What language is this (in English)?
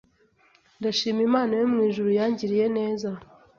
Kinyarwanda